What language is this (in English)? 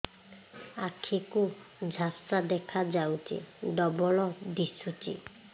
Odia